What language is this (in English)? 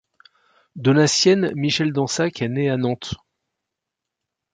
French